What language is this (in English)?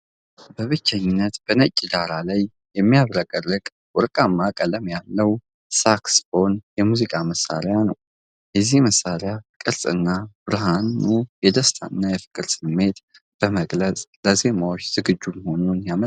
Amharic